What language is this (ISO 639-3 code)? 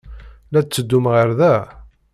kab